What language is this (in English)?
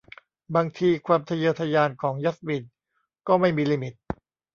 Thai